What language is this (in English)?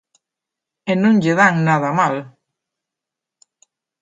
Galician